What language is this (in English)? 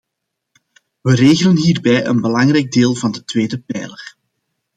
Dutch